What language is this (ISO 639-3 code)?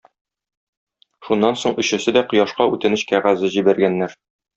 tat